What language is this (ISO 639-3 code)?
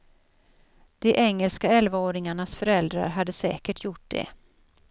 swe